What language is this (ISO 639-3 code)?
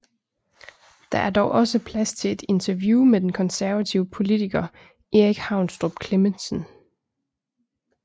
dan